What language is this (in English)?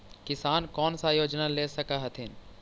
Magahi